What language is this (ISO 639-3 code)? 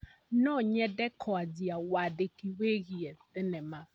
kik